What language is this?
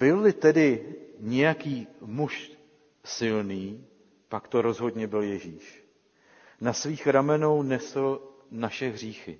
Czech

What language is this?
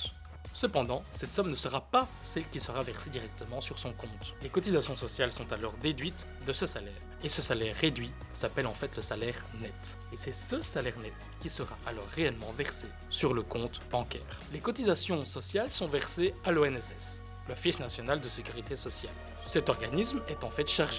French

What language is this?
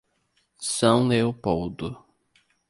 Portuguese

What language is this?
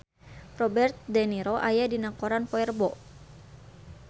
Sundanese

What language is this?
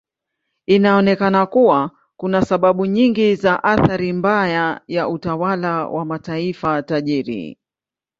Swahili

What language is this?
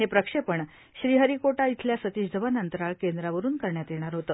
Marathi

